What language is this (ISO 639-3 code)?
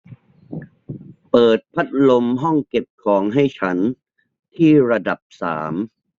tha